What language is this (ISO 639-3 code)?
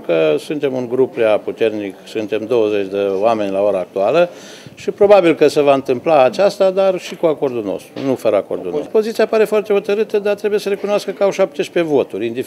ron